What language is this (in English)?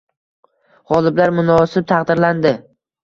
Uzbek